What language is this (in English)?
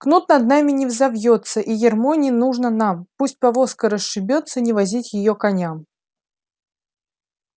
Russian